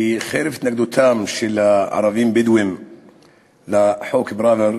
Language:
Hebrew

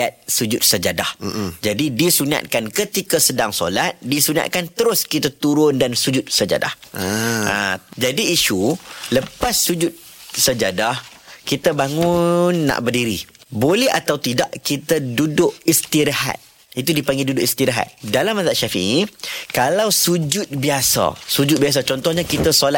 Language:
Malay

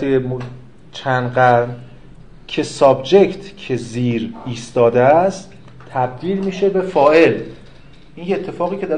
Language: Persian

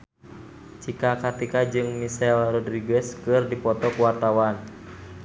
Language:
Sundanese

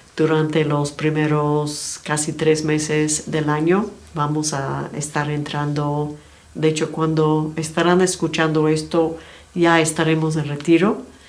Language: Spanish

